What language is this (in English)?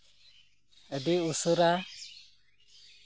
Santali